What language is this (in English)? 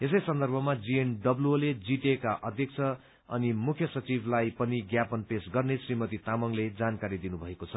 Nepali